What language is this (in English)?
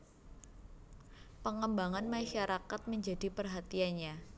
Javanese